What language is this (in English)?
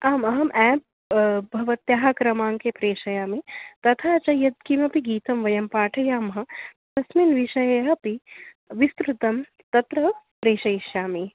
Sanskrit